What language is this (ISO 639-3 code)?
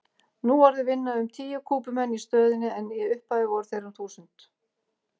isl